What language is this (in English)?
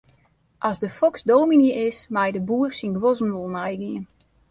Western Frisian